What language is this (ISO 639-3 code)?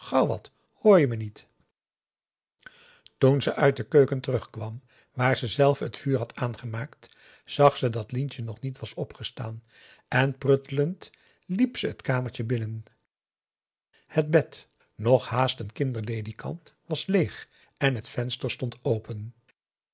nld